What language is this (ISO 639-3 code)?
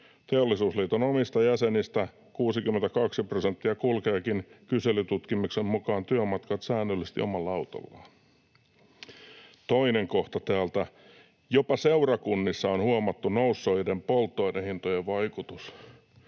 fin